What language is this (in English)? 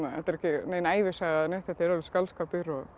Icelandic